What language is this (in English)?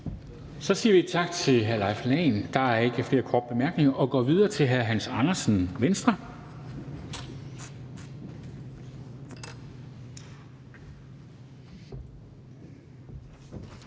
Danish